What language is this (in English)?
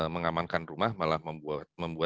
Indonesian